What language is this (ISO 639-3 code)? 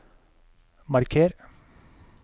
nor